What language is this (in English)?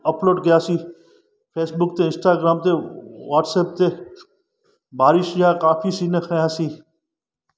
Sindhi